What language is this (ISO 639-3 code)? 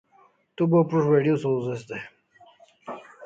kls